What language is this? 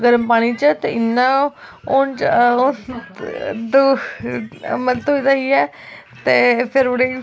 Dogri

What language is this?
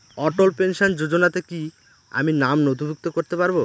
Bangla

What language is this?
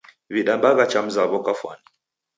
Taita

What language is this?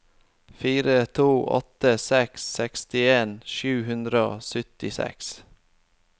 Norwegian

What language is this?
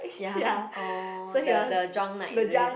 English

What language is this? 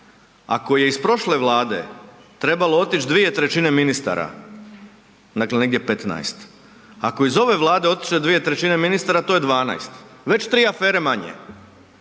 Croatian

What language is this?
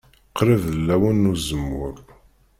Kabyle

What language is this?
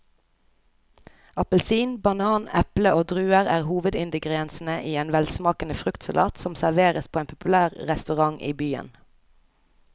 Norwegian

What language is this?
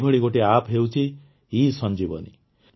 Odia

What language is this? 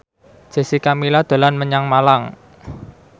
Javanese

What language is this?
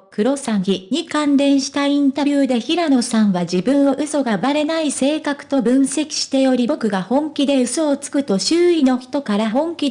Japanese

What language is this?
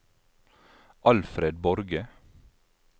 Norwegian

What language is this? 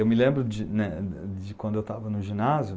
Portuguese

